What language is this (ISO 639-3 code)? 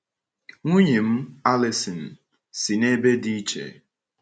ibo